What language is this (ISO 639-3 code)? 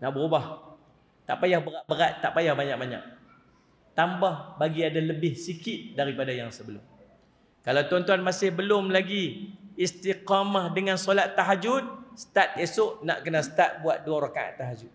msa